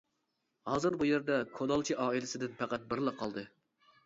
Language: Uyghur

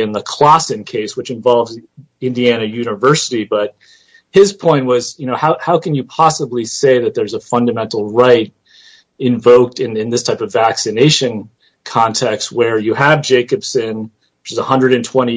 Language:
English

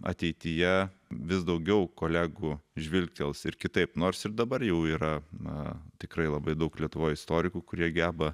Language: Lithuanian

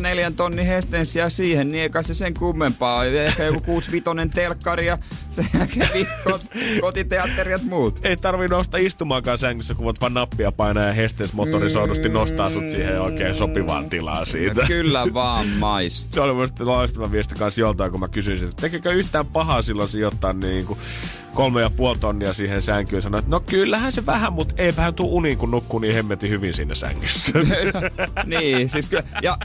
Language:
Finnish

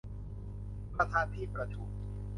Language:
Thai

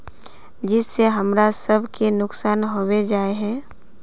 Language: Magahi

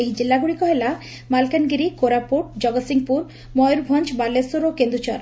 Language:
Odia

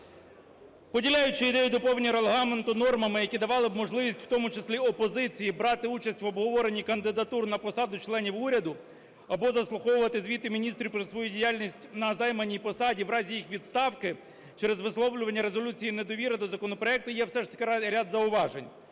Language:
Ukrainian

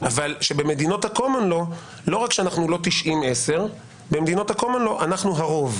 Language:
Hebrew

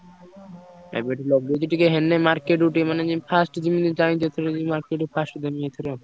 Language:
Odia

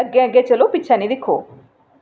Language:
Dogri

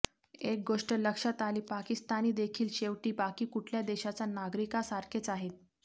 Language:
Marathi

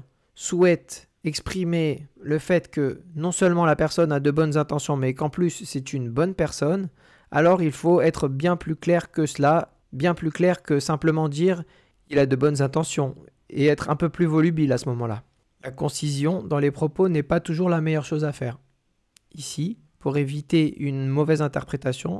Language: French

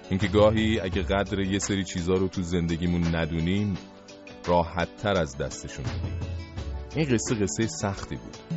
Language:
Persian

